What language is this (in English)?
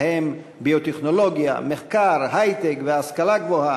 Hebrew